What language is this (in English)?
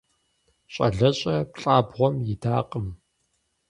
Kabardian